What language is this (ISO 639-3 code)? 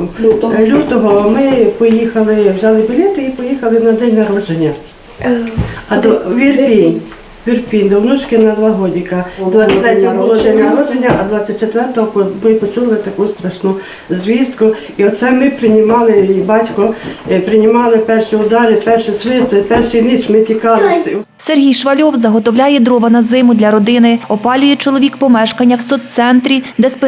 ukr